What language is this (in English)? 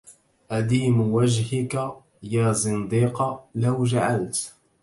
Arabic